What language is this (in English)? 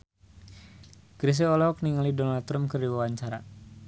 Sundanese